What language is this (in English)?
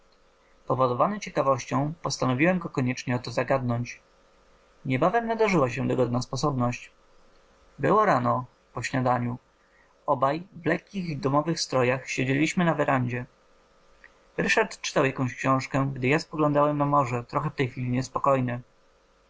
Polish